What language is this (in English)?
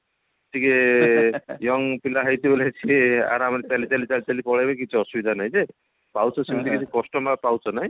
Odia